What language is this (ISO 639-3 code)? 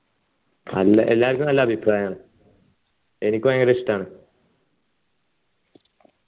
mal